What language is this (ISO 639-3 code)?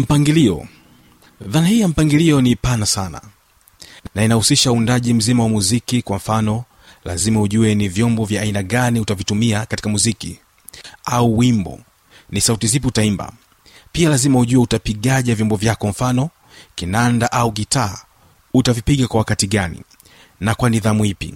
swa